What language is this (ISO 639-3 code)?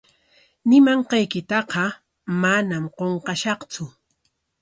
qwa